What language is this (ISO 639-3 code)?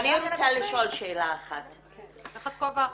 heb